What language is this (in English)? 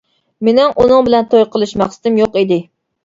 Uyghur